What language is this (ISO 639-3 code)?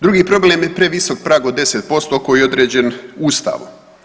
hrv